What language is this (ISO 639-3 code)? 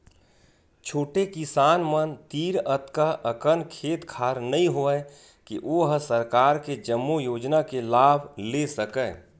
hne